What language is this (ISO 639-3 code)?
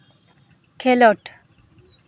sat